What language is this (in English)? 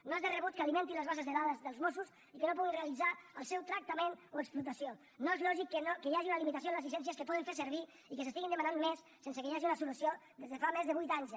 Catalan